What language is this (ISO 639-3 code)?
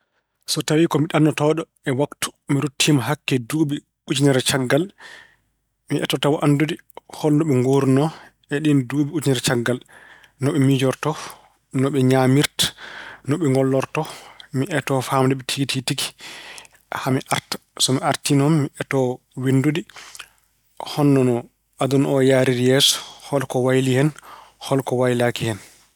ful